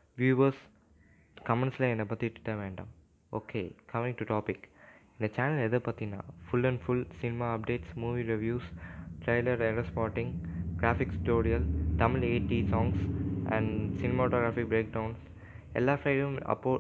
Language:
Tamil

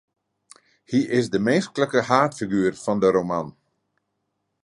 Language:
Western Frisian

